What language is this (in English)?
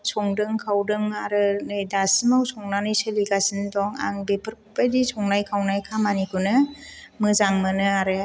Bodo